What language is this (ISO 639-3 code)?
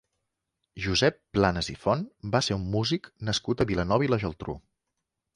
cat